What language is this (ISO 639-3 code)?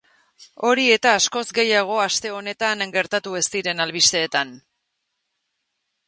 eus